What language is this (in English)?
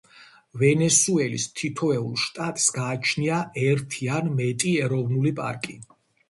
Georgian